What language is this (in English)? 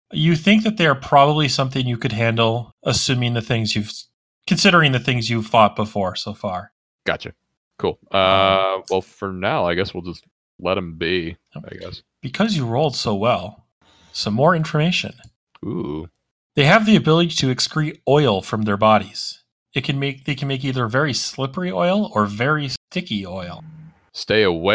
English